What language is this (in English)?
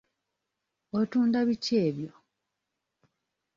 Ganda